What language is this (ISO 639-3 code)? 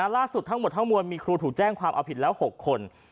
tha